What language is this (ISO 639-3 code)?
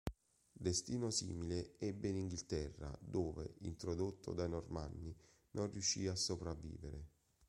ita